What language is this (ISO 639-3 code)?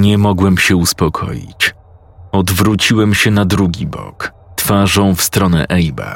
pol